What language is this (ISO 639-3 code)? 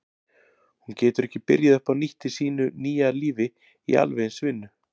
isl